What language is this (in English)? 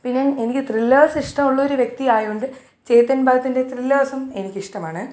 Malayalam